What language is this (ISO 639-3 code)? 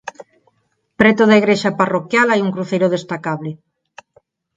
glg